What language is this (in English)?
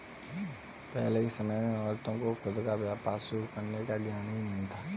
Hindi